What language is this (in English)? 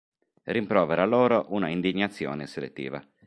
Italian